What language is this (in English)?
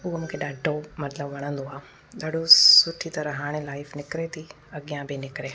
Sindhi